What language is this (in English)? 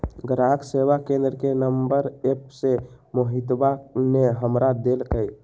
Magahi